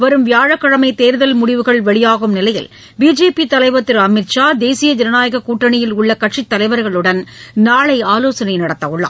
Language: Tamil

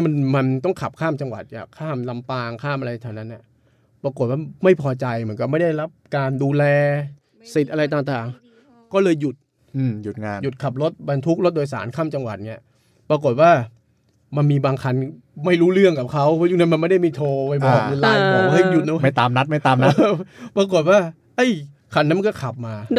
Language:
Thai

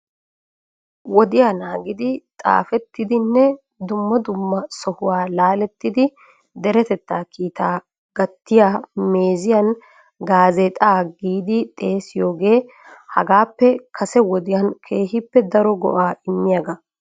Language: Wolaytta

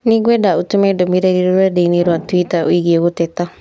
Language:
Kikuyu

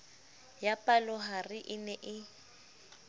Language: Southern Sotho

